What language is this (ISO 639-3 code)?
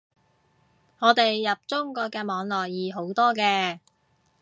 yue